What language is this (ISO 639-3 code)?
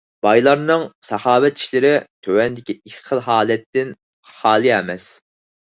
uig